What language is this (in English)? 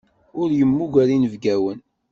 Kabyle